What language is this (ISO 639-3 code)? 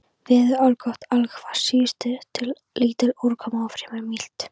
isl